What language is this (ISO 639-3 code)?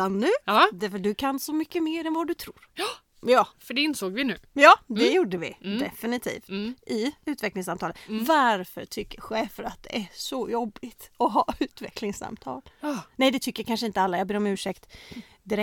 swe